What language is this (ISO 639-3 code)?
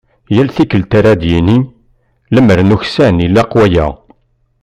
kab